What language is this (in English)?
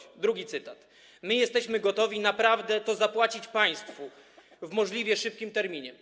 Polish